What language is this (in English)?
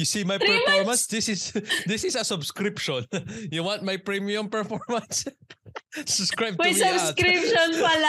Filipino